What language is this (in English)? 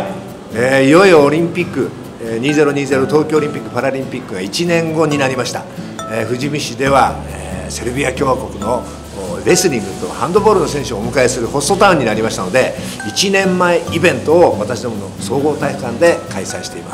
Japanese